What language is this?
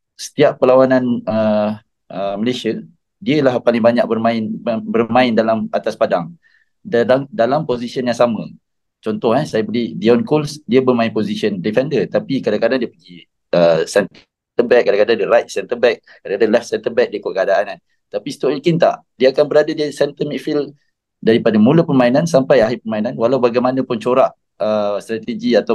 Malay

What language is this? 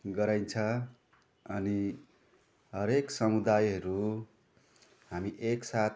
Nepali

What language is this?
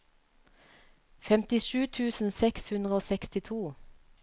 Norwegian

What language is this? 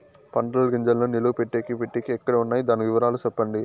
Telugu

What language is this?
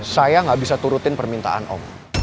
Indonesian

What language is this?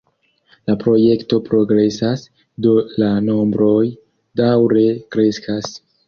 Esperanto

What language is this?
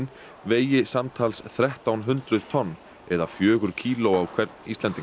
Icelandic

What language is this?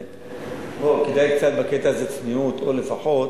Hebrew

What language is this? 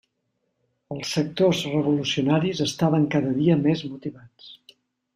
Catalan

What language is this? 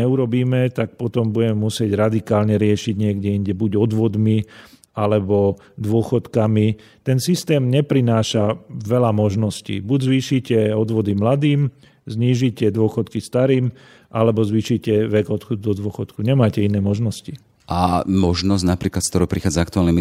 Slovak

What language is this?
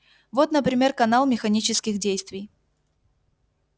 Russian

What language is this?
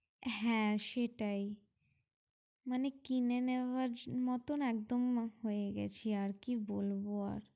Bangla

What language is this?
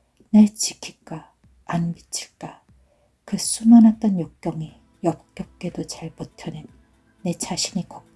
Korean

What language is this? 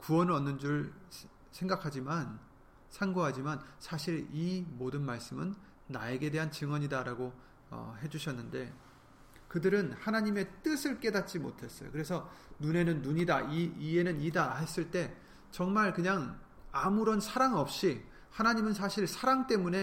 Korean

